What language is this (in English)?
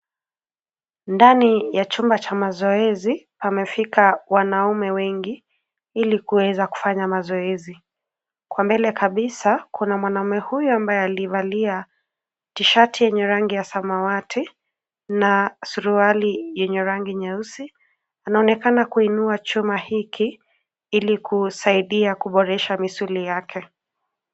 Swahili